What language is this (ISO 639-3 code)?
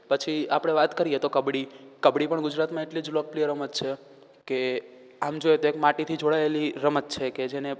guj